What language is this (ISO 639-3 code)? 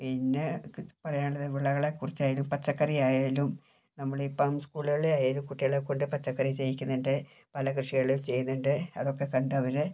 mal